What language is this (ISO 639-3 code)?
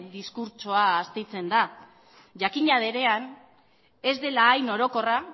eus